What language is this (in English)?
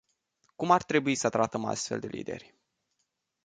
Romanian